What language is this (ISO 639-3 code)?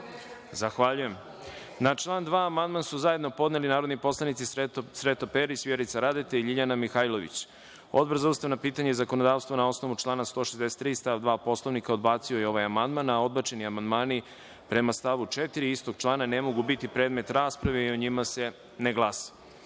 srp